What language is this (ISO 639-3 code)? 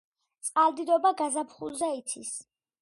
kat